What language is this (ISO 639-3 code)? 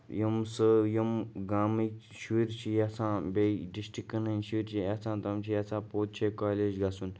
kas